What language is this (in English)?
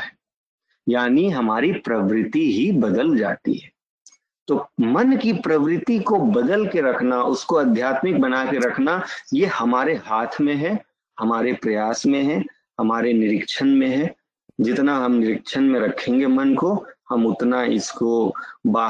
Hindi